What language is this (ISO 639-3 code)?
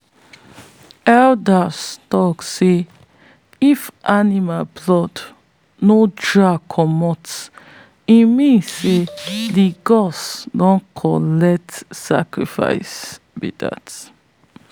pcm